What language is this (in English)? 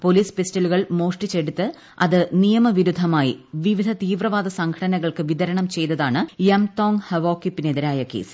Malayalam